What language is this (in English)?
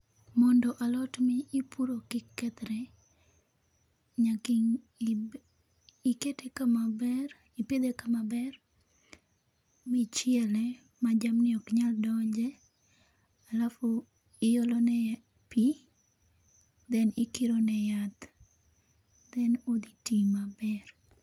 Luo (Kenya and Tanzania)